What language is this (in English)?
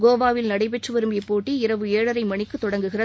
Tamil